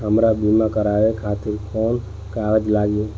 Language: Bhojpuri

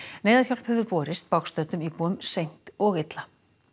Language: Icelandic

